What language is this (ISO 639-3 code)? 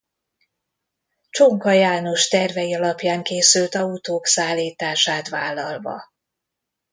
hun